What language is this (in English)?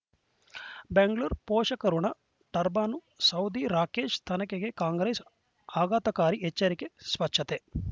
Kannada